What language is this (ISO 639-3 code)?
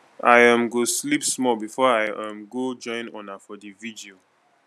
pcm